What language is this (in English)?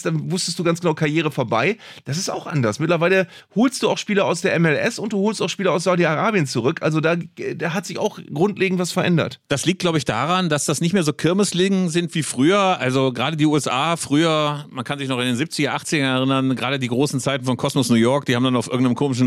German